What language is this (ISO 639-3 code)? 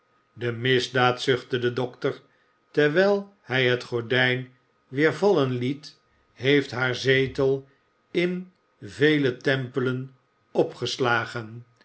nld